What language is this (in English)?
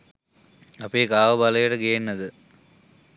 Sinhala